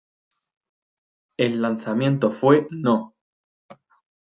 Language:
Spanish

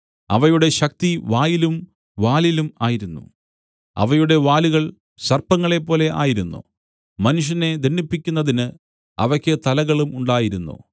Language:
Malayalam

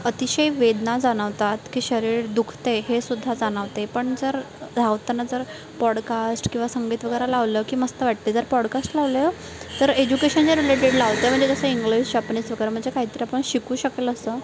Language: Marathi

